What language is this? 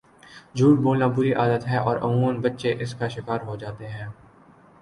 Urdu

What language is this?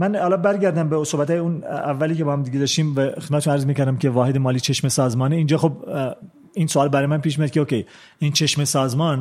Persian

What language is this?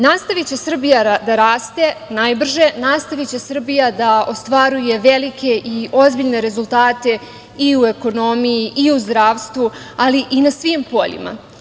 Serbian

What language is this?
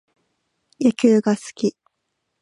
Japanese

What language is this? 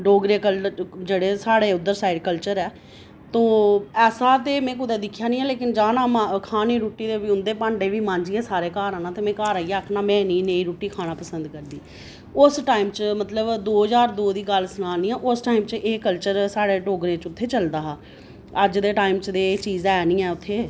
Dogri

